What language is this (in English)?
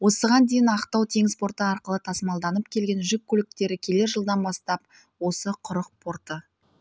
Kazakh